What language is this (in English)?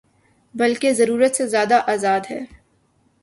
Urdu